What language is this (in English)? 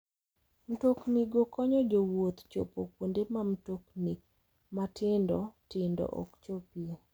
Luo (Kenya and Tanzania)